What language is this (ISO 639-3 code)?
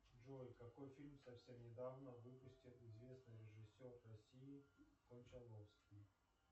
rus